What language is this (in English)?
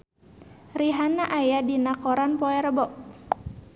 Sundanese